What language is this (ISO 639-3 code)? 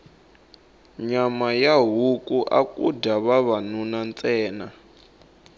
tso